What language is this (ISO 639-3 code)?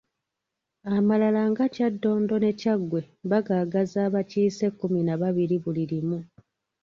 lug